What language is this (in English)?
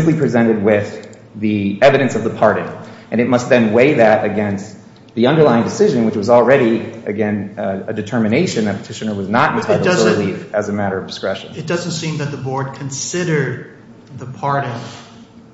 English